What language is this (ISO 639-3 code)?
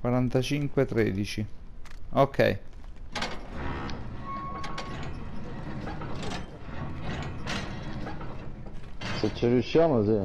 ita